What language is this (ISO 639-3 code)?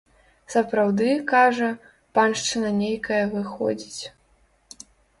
bel